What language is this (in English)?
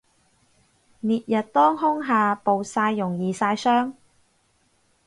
Cantonese